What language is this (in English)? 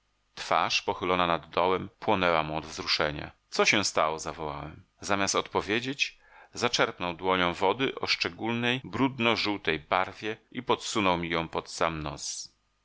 Polish